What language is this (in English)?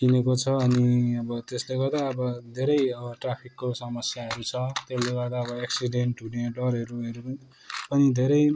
Nepali